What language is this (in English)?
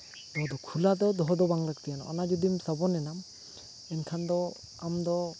Santali